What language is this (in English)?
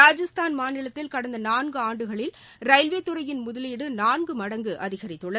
Tamil